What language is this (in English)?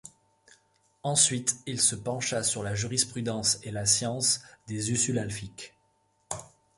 French